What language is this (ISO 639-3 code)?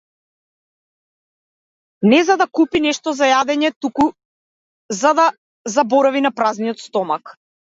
mkd